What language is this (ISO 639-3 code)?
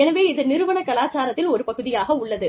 tam